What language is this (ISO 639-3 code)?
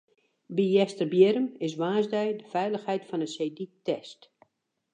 fry